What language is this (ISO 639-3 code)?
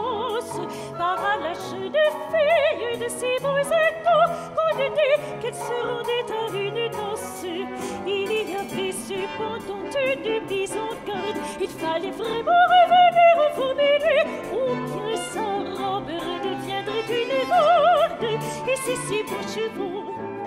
fra